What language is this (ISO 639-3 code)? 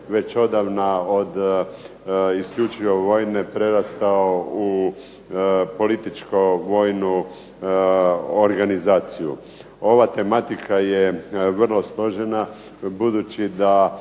hrv